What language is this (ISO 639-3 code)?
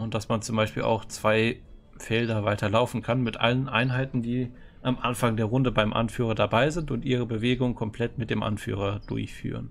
deu